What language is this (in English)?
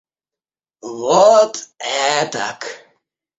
Russian